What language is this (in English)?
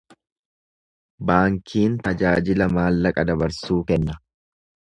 Oromo